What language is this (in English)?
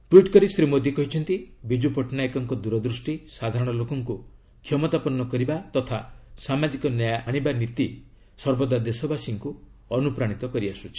Odia